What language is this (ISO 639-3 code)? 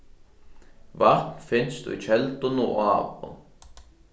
fao